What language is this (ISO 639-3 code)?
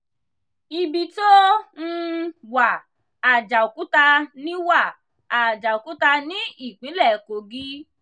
yor